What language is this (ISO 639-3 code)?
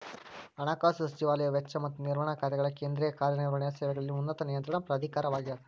kan